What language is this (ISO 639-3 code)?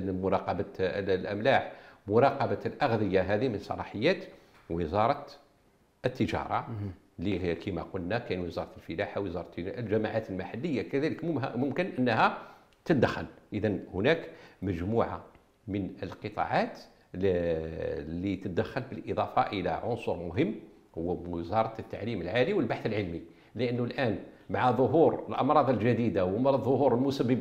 ara